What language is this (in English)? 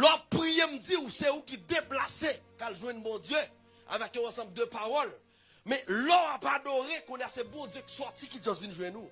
French